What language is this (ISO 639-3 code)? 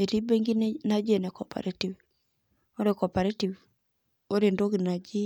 mas